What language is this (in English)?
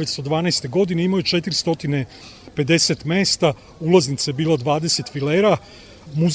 Croatian